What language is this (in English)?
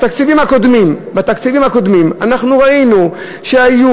Hebrew